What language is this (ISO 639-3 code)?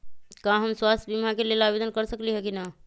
mag